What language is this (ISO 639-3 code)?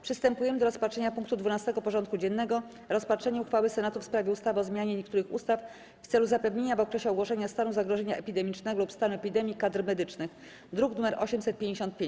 pol